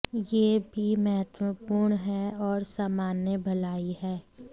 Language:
Hindi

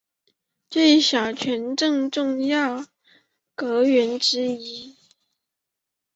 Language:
Chinese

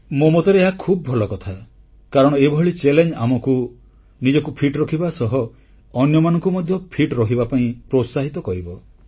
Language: Odia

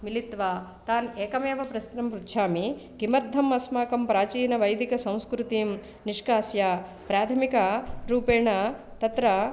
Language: Sanskrit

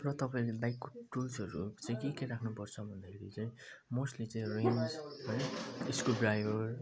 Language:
Nepali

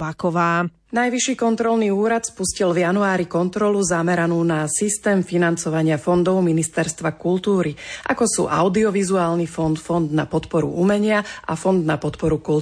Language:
Slovak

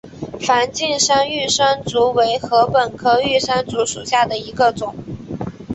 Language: Chinese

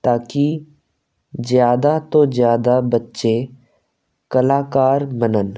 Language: Punjabi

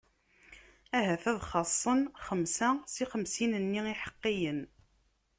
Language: Kabyle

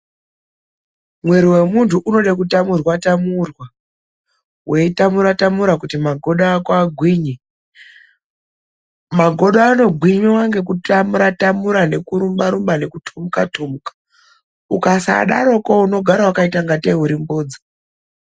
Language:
Ndau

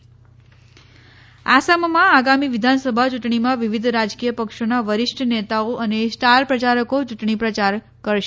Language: Gujarati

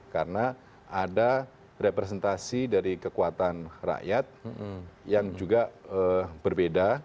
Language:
Indonesian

